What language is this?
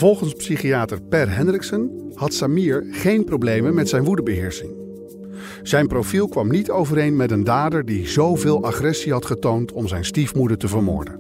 Dutch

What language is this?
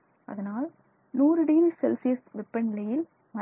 Tamil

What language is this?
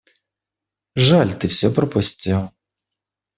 Russian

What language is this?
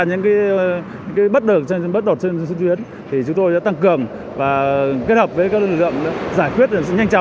Vietnamese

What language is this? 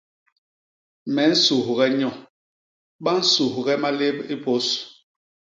Basaa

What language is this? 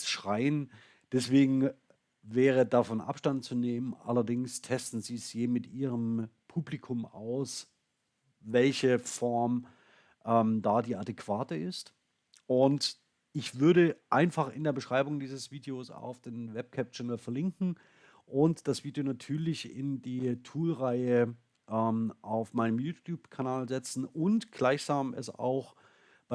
German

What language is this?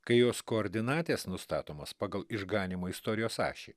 Lithuanian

